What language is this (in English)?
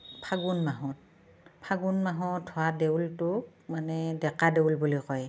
Assamese